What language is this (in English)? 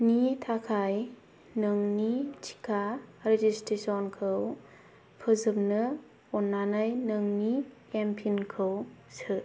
Bodo